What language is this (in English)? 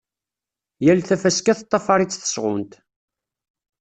Kabyle